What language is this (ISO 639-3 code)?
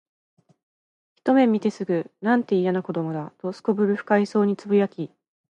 jpn